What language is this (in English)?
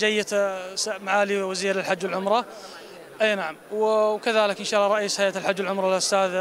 Arabic